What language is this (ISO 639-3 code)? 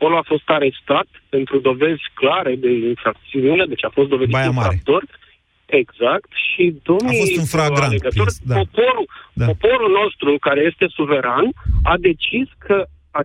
ron